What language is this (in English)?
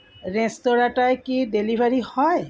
Bangla